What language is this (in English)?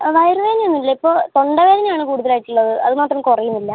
Malayalam